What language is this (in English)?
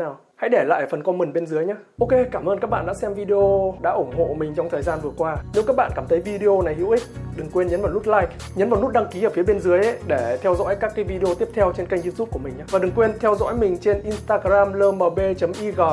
Vietnamese